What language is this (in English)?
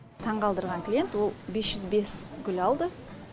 Kazakh